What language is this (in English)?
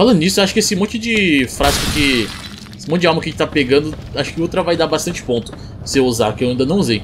Portuguese